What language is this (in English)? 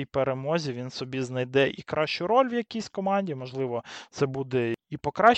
Ukrainian